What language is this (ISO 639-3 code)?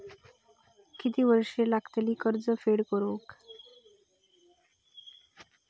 mar